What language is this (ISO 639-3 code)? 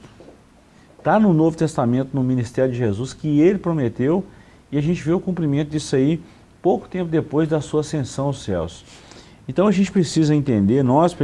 por